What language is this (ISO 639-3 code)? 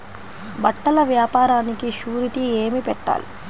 tel